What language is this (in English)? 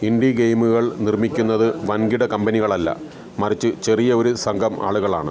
Malayalam